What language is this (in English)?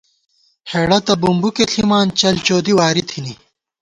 Gawar-Bati